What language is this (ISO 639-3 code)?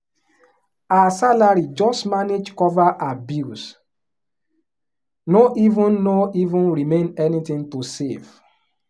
pcm